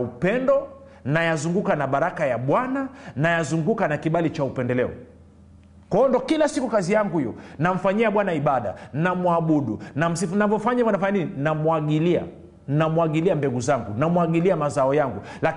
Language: Swahili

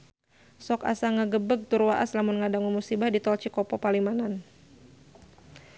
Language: Sundanese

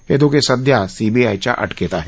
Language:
Marathi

